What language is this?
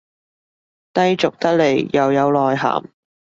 Cantonese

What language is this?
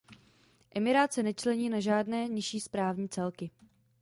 Czech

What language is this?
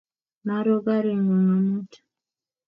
Kalenjin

